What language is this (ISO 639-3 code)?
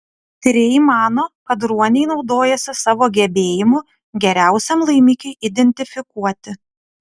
lit